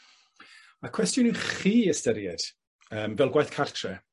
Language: Welsh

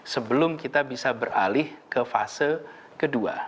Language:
Indonesian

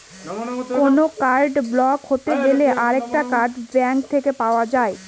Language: Bangla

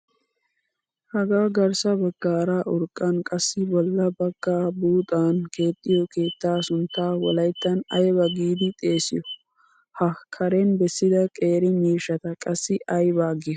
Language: Wolaytta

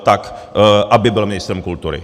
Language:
Czech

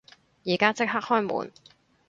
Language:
Cantonese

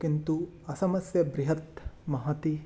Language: Sanskrit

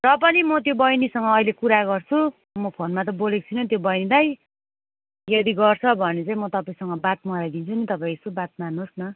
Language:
Nepali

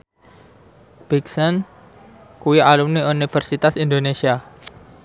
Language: Javanese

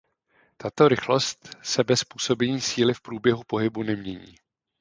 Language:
Czech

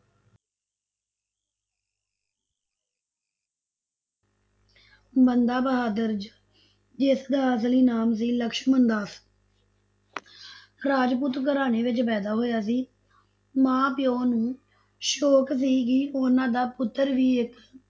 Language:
Punjabi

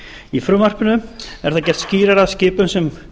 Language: Icelandic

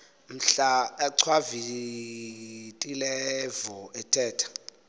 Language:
Xhosa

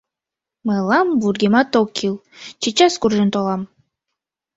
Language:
Mari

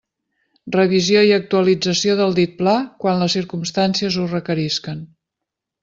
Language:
Catalan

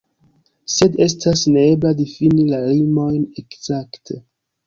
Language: Esperanto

